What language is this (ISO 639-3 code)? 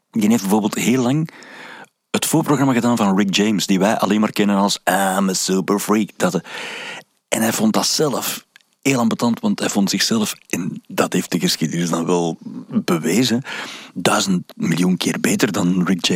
nld